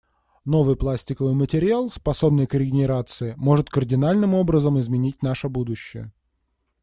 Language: Russian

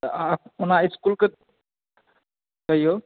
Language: Maithili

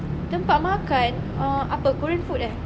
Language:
English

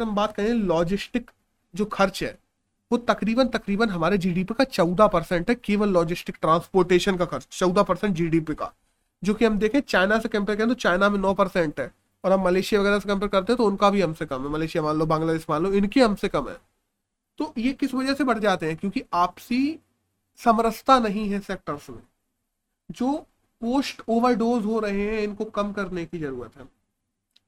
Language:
Hindi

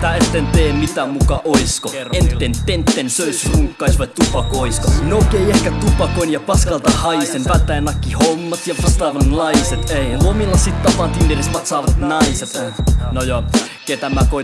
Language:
Finnish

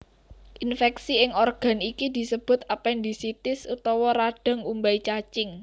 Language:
Javanese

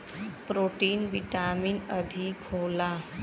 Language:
Bhojpuri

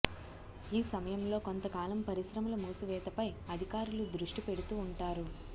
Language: Telugu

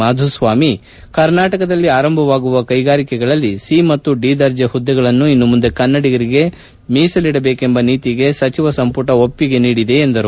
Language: Kannada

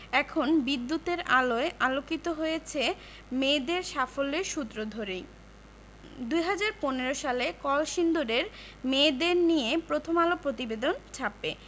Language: Bangla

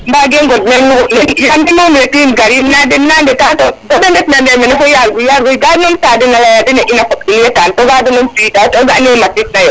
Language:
Serer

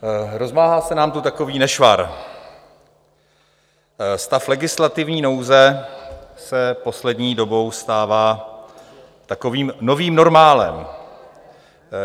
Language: Czech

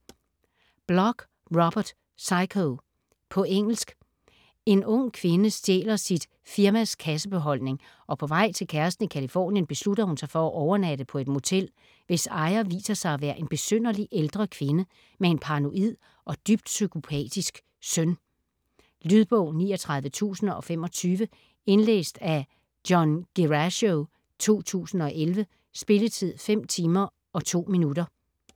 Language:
Danish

